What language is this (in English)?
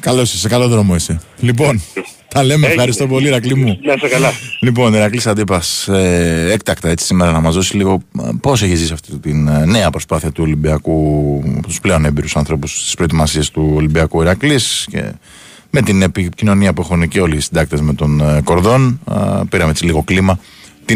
Greek